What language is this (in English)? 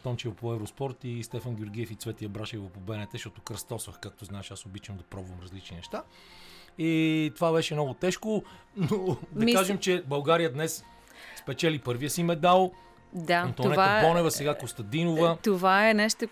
Bulgarian